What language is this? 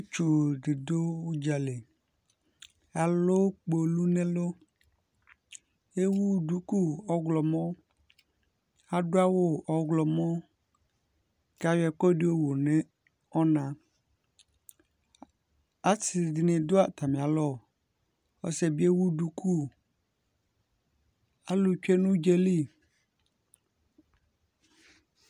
Ikposo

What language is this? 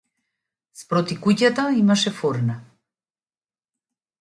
Macedonian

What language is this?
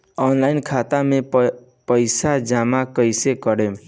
Bhojpuri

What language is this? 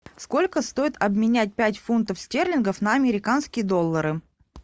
Russian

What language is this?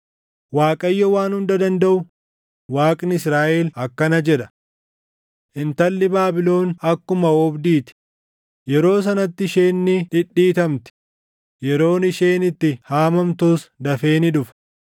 Oromo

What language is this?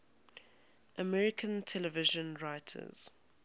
English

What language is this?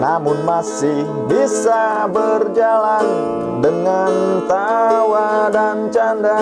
Indonesian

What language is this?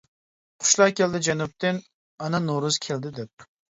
Uyghur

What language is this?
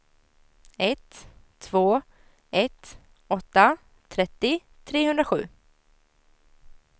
Swedish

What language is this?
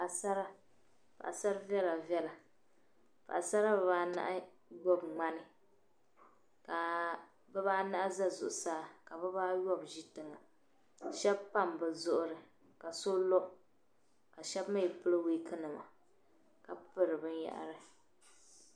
Dagbani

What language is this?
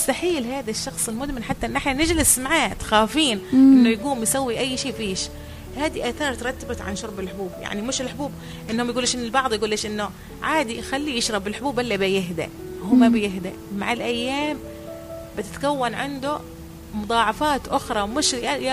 Arabic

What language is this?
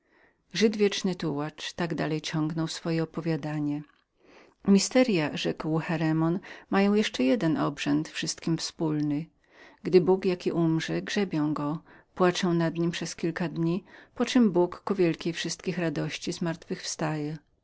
Polish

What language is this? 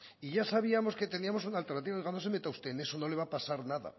Spanish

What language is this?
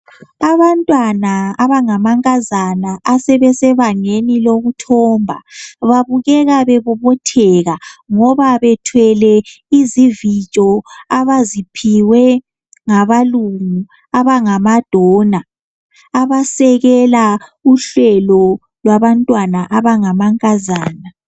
North Ndebele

